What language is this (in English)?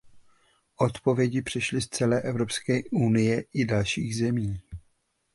Czech